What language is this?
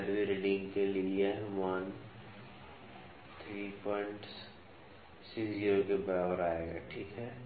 Hindi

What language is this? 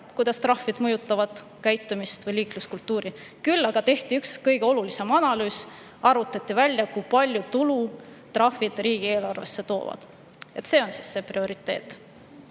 Estonian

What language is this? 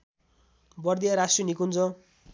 Nepali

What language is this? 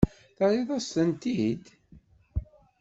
Kabyle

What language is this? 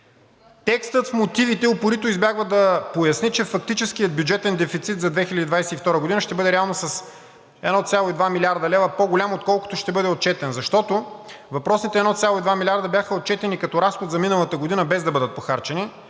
Bulgarian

